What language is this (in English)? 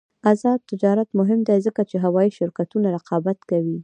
Pashto